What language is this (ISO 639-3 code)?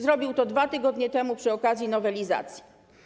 pol